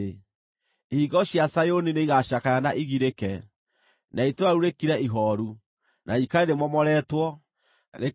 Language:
Kikuyu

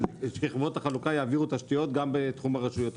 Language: Hebrew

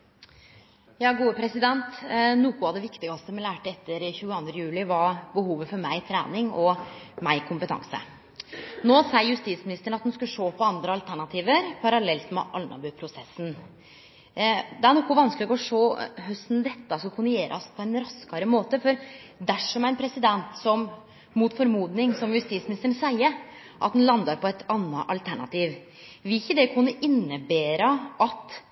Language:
Norwegian Nynorsk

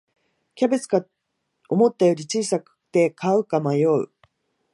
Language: Japanese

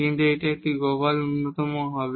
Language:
Bangla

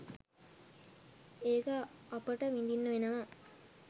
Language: Sinhala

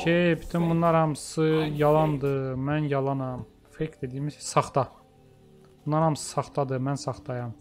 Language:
Turkish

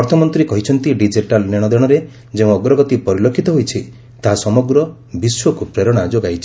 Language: Odia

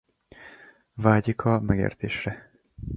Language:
Hungarian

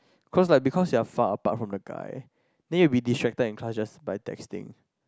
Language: English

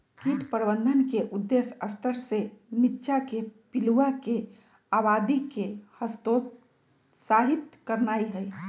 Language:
Magahi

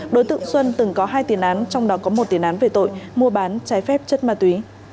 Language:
Vietnamese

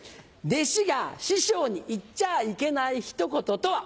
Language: Japanese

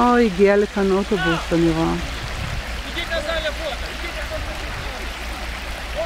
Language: Hebrew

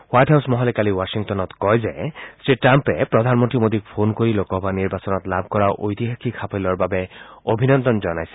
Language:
Assamese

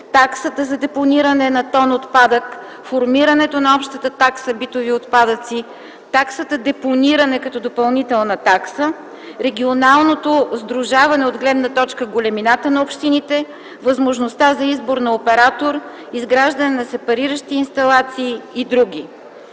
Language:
Bulgarian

